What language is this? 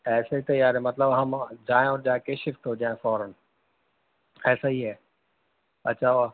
Urdu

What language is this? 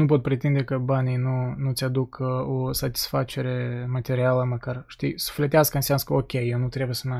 Romanian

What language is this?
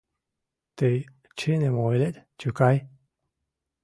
Mari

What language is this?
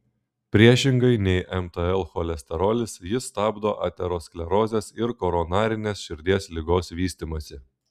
Lithuanian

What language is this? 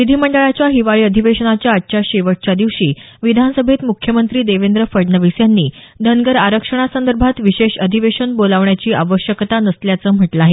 Marathi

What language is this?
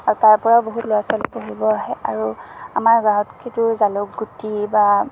Assamese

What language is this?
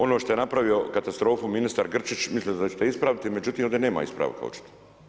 Croatian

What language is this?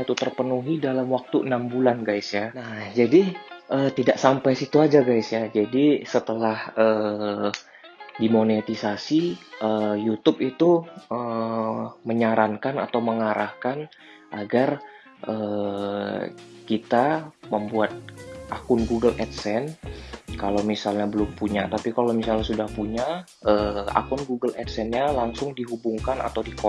Indonesian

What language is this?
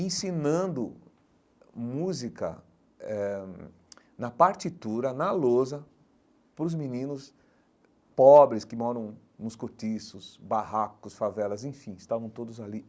Portuguese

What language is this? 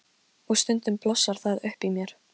Icelandic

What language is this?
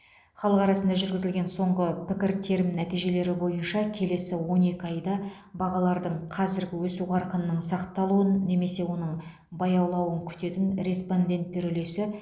Kazakh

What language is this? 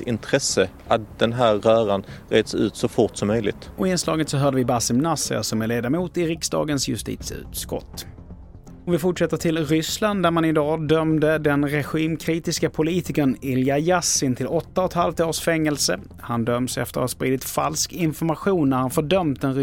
Swedish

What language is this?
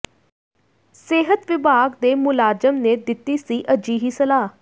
Punjabi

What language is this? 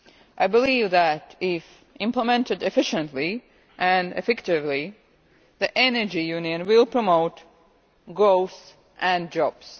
English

